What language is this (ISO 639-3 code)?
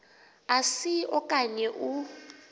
xho